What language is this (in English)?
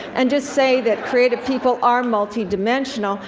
English